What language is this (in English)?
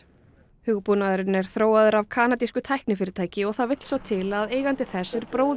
Icelandic